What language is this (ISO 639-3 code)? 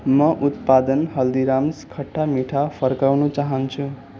nep